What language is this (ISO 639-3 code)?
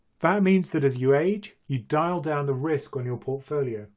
eng